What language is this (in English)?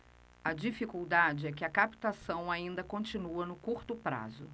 Portuguese